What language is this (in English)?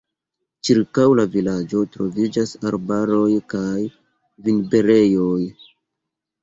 Esperanto